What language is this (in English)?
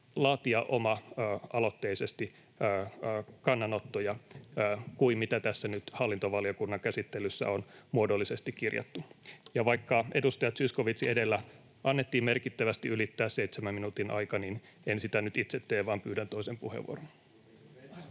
Finnish